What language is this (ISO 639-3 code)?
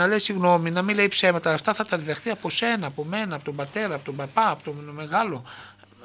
ell